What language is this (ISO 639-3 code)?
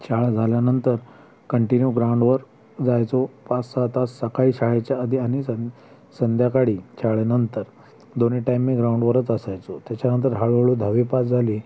mar